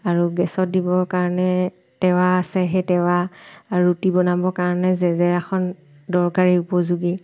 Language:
Assamese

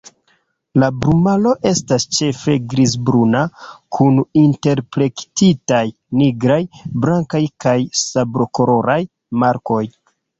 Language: Esperanto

